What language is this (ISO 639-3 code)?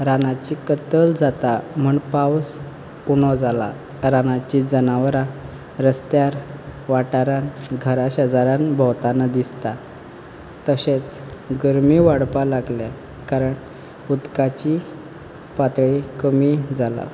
kok